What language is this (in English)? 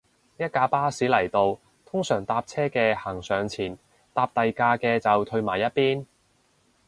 Cantonese